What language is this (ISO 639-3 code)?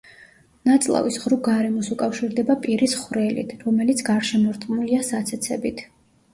kat